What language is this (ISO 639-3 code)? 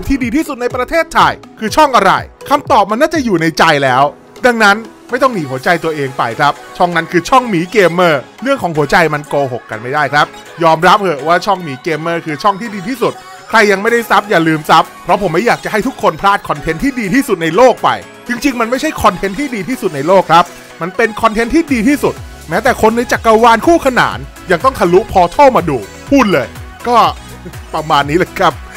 tha